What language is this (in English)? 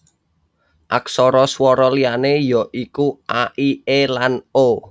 Javanese